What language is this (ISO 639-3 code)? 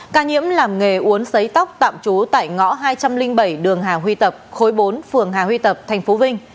vie